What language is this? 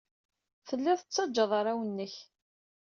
Kabyle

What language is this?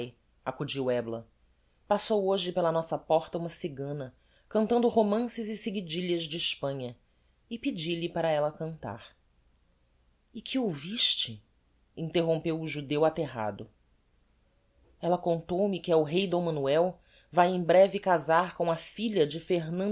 Portuguese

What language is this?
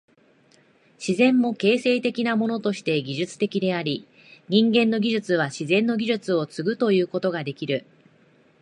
Japanese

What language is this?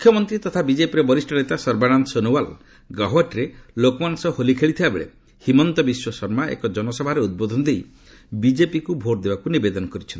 Odia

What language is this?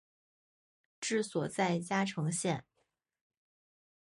Chinese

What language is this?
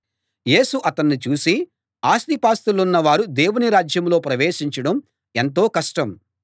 Telugu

